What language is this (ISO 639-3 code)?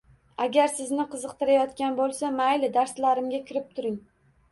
uzb